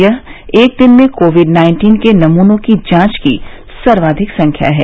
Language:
Hindi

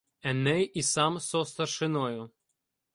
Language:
Ukrainian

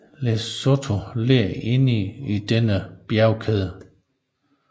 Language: Danish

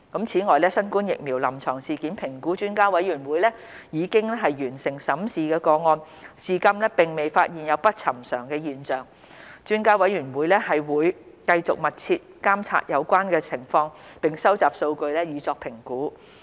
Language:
Cantonese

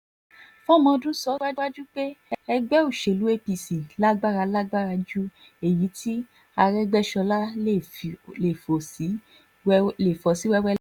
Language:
Yoruba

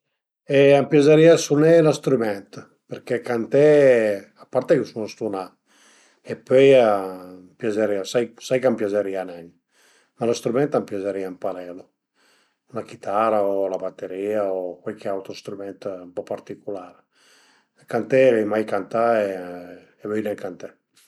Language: Piedmontese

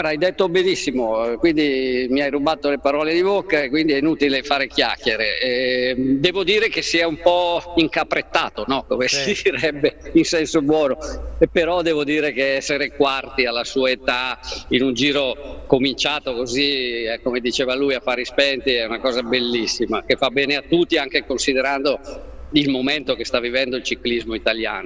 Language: Italian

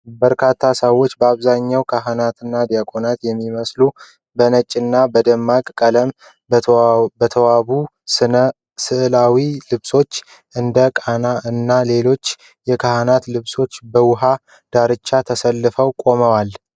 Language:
Amharic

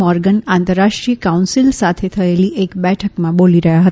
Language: Gujarati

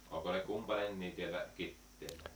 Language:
Finnish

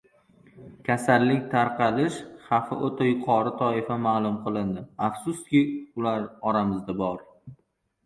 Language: Uzbek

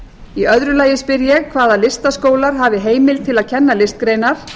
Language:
Icelandic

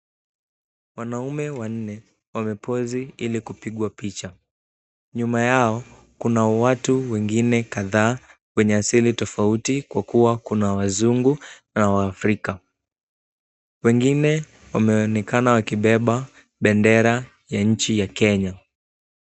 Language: Swahili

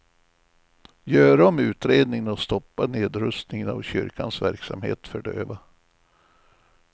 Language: Swedish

